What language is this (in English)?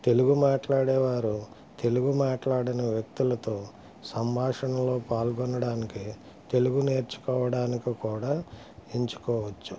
Telugu